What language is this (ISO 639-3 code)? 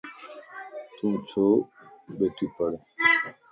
lss